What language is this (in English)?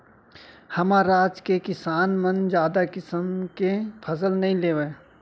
Chhattisgarhi